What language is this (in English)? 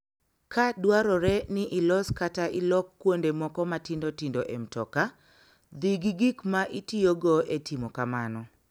Luo (Kenya and Tanzania)